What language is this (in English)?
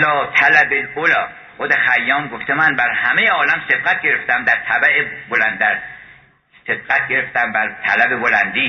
Persian